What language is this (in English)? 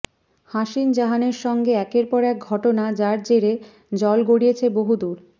Bangla